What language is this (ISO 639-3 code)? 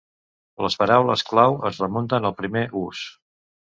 cat